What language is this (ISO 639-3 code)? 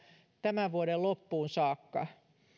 fin